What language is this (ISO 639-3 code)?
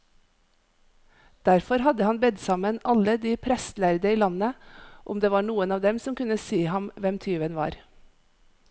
nor